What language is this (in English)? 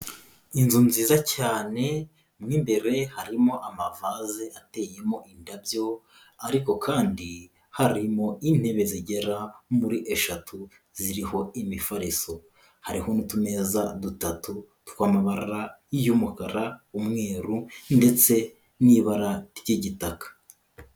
Kinyarwanda